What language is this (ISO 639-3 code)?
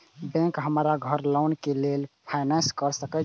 mai